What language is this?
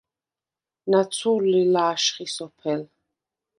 Svan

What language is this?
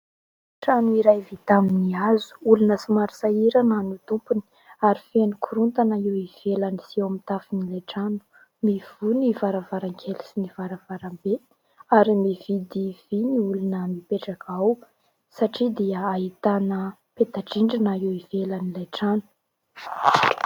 Malagasy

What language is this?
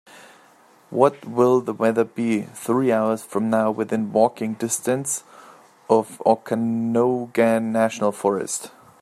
English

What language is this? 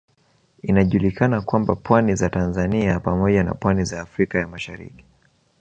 Swahili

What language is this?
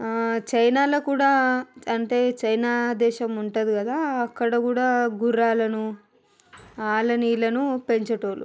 Telugu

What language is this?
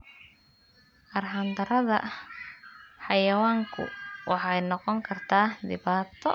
Somali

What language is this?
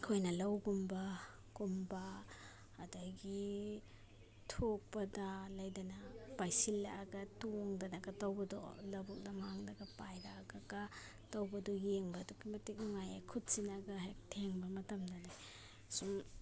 Manipuri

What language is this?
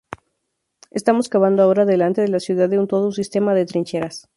Spanish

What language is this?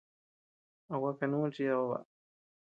Tepeuxila Cuicatec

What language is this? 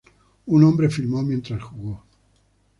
Spanish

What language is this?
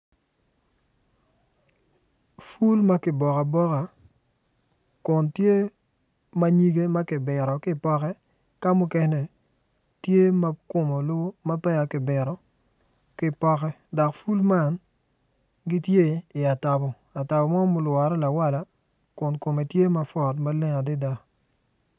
Acoli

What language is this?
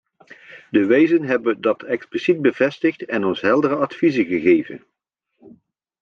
Dutch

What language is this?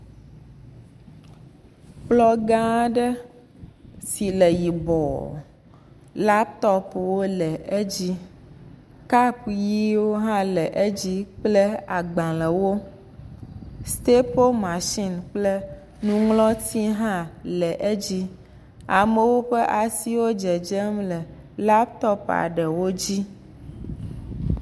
Ewe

